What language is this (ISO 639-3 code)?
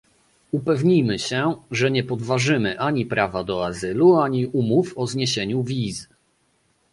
pol